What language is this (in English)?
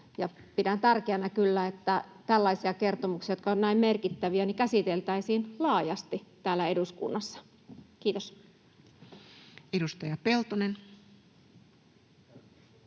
Finnish